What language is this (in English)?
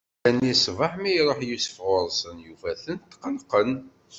Kabyle